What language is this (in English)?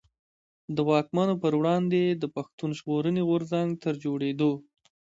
Pashto